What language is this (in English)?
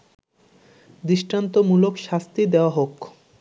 Bangla